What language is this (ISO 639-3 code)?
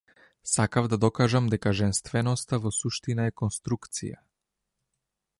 mkd